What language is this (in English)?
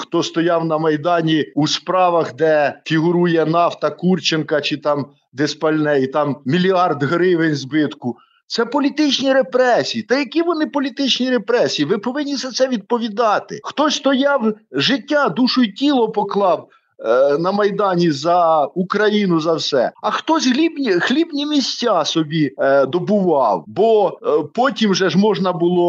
Ukrainian